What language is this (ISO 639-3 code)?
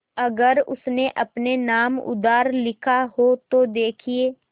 hin